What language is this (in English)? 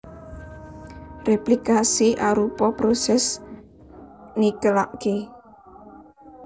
Javanese